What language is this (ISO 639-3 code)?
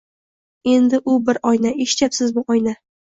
uzb